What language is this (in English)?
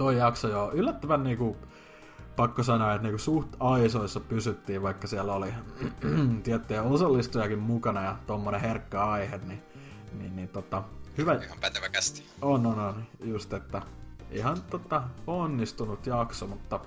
Finnish